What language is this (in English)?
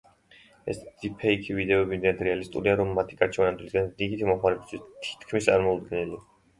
Georgian